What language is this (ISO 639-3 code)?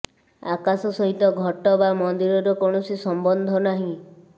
ori